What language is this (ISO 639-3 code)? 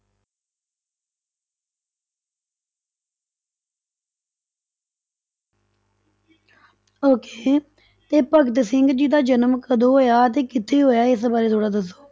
pan